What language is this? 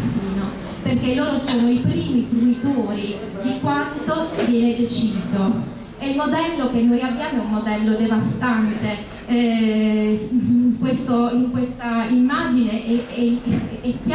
Italian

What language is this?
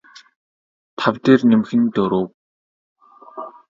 Mongolian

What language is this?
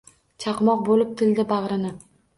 Uzbek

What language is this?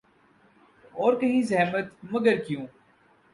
Urdu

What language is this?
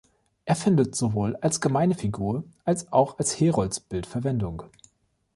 German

